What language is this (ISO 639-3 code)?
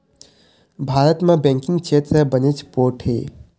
hne